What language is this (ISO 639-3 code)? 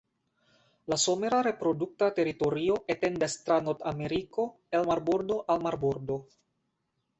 epo